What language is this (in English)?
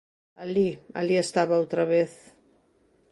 Galician